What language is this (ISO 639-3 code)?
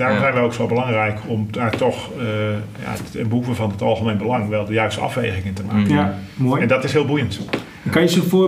nld